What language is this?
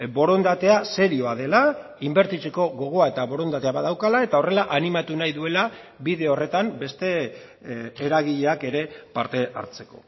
Basque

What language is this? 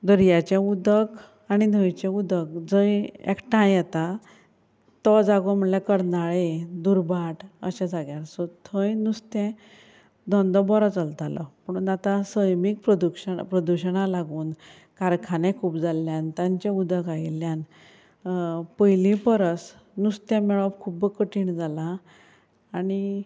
Konkani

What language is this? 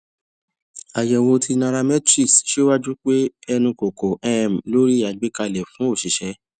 Yoruba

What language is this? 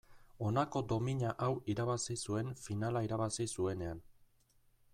Basque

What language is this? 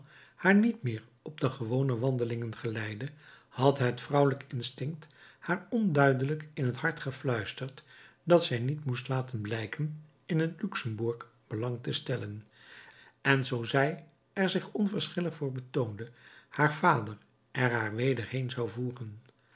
Dutch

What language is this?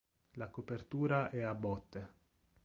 Italian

